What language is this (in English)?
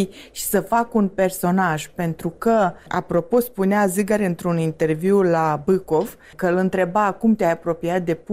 Romanian